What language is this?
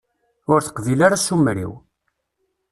Kabyle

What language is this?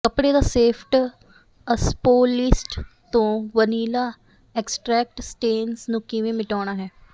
Punjabi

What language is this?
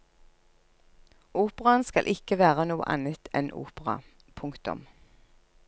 Norwegian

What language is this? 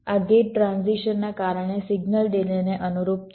Gujarati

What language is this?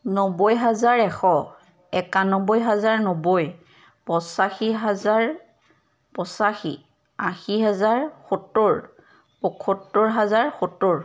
Assamese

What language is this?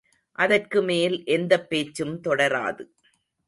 Tamil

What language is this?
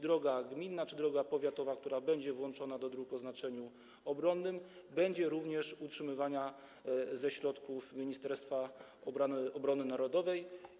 Polish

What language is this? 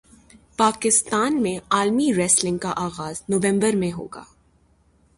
Urdu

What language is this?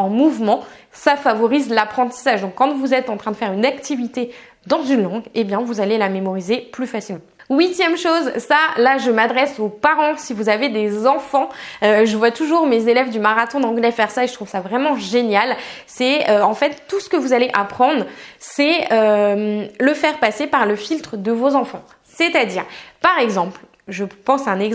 French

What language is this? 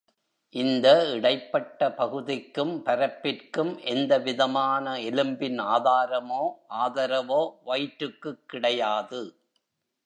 Tamil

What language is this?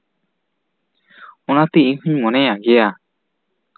Santali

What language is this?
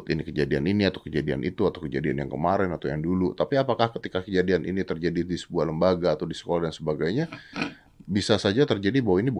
Indonesian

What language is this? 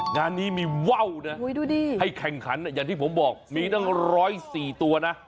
Thai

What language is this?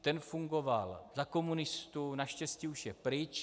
Czech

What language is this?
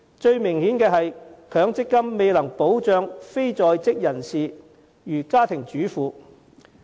Cantonese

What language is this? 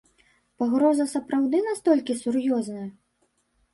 Belarusian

